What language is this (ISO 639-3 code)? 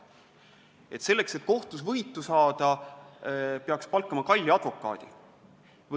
est